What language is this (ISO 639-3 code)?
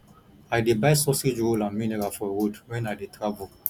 pcm